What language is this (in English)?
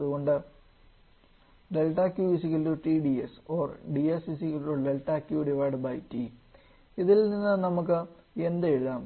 Malayalam